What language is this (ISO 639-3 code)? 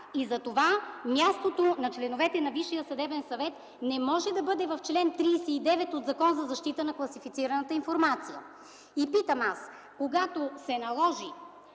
bul